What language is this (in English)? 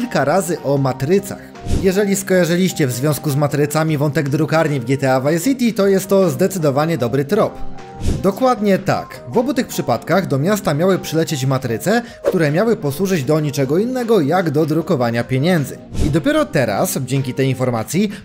Polish